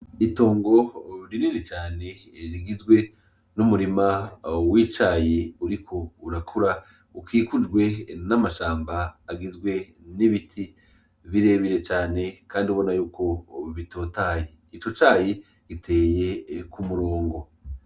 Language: Rundi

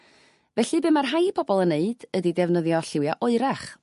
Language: Welsh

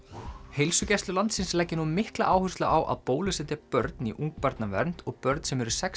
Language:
Icelandic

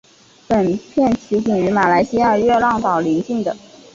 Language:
Chinese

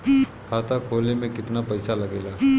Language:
Bhojpuri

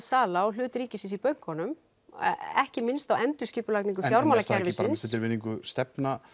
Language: Icelandic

